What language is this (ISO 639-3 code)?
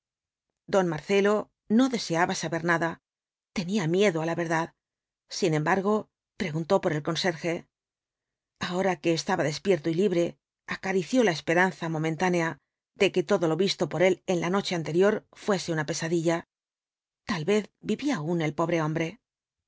spa